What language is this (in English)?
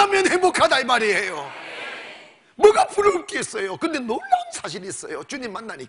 Korean